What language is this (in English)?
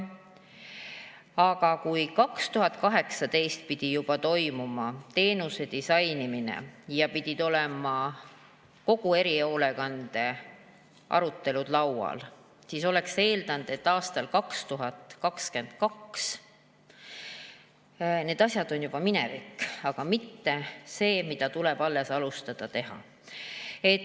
Estonian